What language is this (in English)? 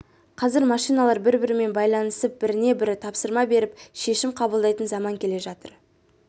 Kazakh